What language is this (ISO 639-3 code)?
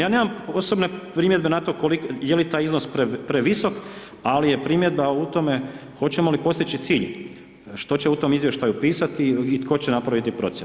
hrv